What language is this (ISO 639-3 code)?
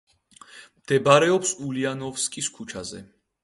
kat